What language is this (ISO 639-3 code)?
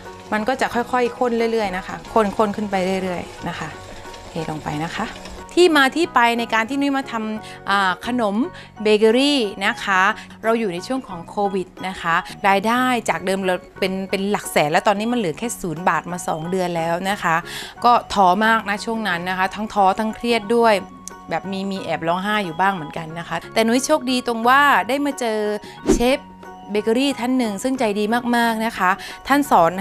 tha